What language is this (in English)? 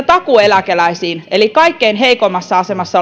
Finnish